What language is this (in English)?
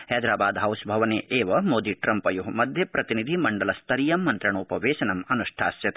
Sanskrit